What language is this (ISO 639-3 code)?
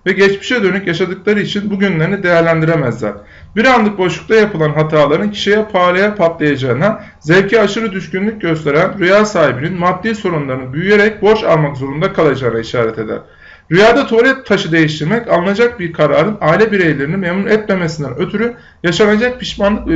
tur